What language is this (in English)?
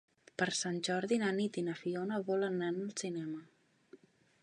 Catalan